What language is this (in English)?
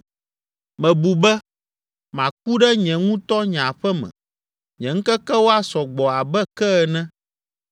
Ewe